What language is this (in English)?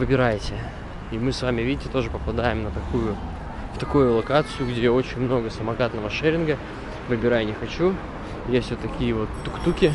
Russian